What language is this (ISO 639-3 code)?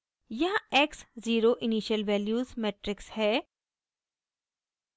hin